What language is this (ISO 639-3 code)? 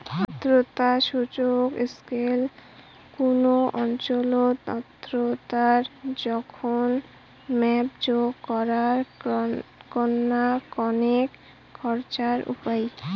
ben